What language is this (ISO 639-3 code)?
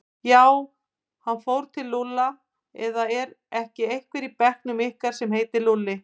isl